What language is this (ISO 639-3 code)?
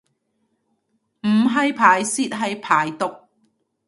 yue